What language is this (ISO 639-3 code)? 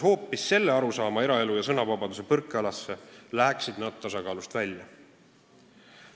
est